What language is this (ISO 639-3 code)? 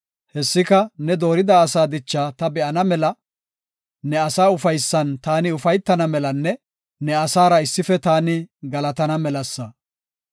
gof